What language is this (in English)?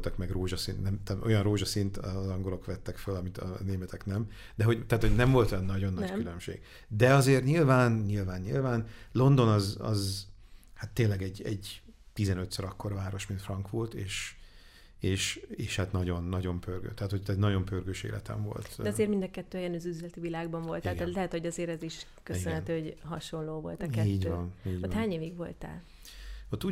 Hungarian